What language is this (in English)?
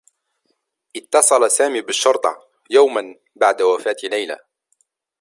Arabic